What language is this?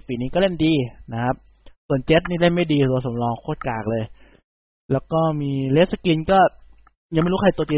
Thai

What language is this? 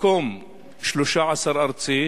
Hebrew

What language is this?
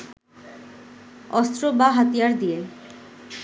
Bangla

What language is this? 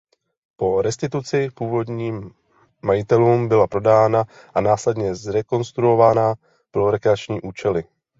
Czech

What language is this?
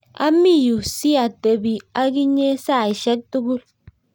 Kalenjin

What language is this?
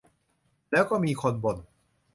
Thai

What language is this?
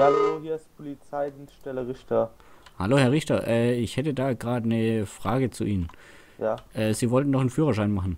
German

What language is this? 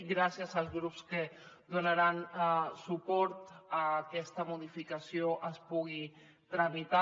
Catalan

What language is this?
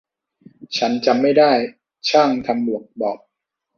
Thai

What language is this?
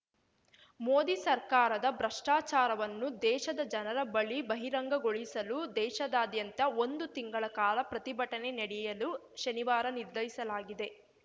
Kannada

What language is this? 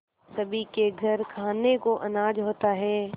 Hindi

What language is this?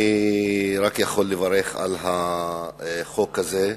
Hebrew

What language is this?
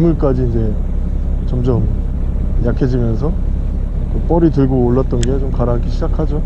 Korean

